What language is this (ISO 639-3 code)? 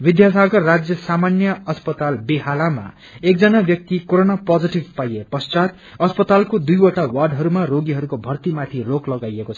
nep